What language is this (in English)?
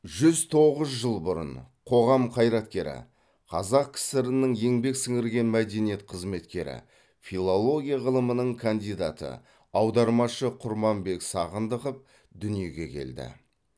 Kazakh